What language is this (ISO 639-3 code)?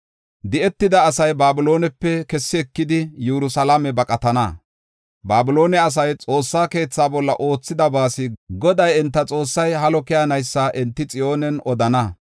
gof